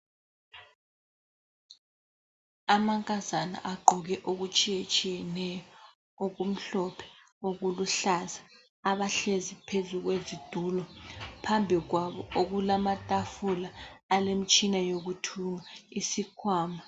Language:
North Ndebele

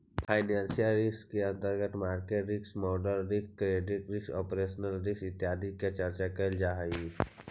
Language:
Magahi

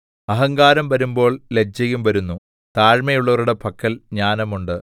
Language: Malayalam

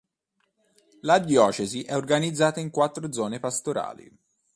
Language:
Italian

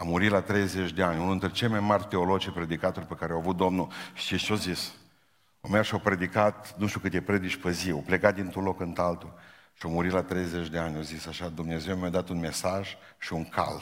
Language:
Romanian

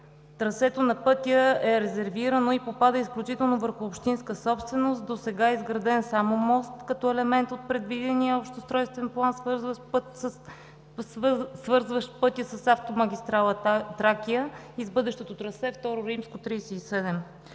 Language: Bulgarian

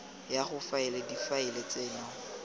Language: Tswana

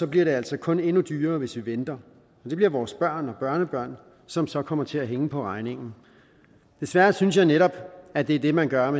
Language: Danish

